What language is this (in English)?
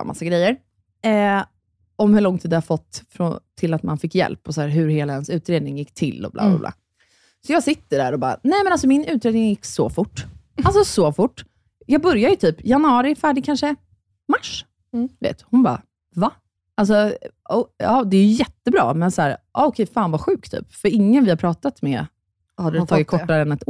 Swedish